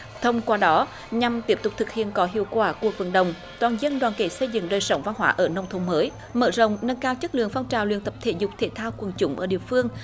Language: Vietnamese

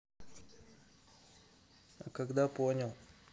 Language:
Russian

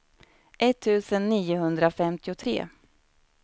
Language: Swedish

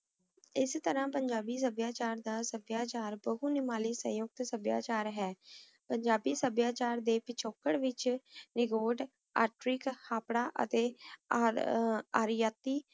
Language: Punjabi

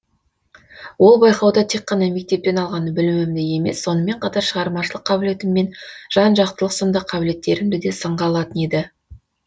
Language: Kazakh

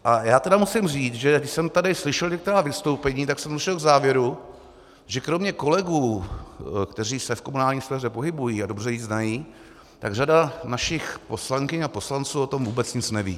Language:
Czech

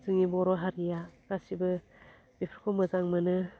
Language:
Bodo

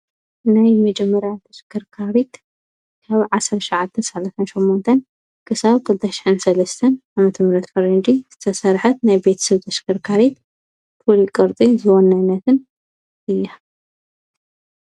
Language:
Tigrinya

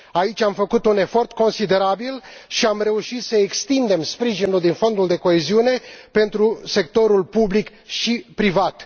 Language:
Romanian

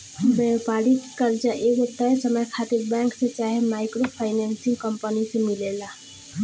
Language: Bhojpuri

